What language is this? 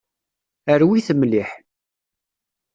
Kabyle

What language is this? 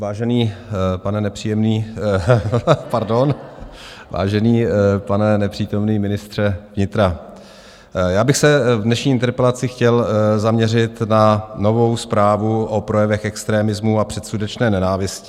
Czech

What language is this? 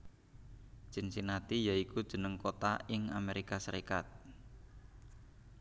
Javanese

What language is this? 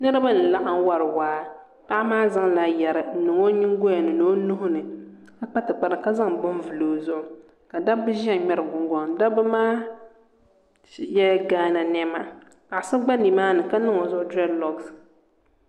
Dagbani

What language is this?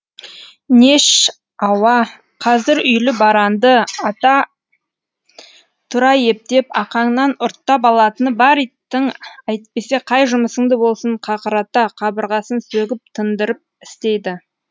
Kazakh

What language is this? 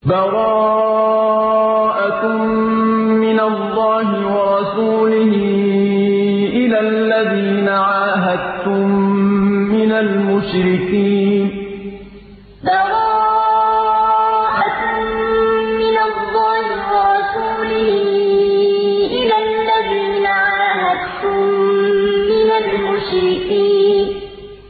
Arabic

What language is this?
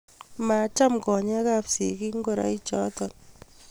Kalenjin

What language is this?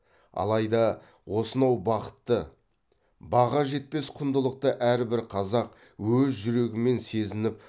Kazakh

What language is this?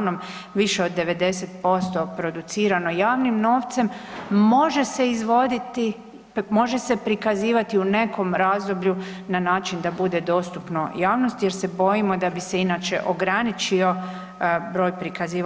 Croatian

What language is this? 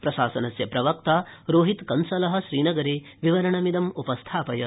Sanskrit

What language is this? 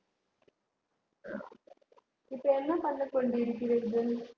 Tamil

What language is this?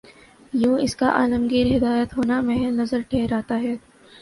Urdu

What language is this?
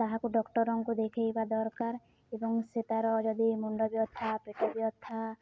Odia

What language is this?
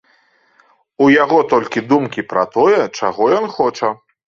Belarusian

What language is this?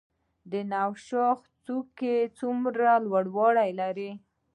Pashto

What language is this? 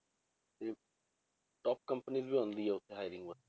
Punjabi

